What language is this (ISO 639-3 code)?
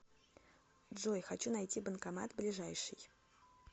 rus